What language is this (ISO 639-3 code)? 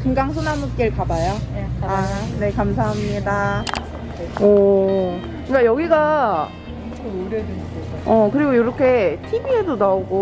kor